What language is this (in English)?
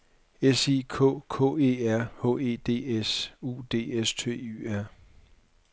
Danish